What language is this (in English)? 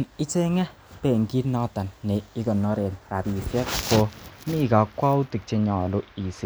Kalenjin